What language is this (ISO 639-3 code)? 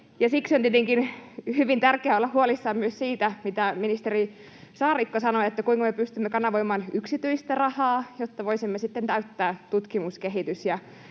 fin